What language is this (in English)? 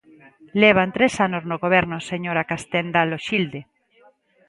Galician